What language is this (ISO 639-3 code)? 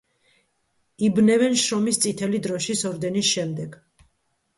kat